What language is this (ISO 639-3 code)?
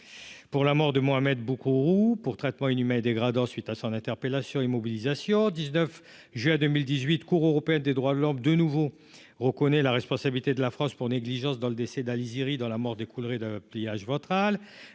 fra